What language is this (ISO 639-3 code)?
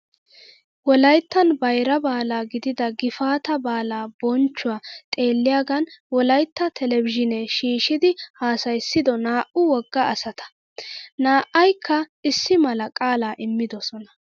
wal